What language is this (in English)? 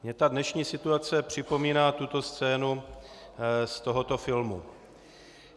Czech